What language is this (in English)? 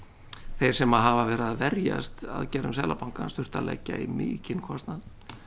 Icelandic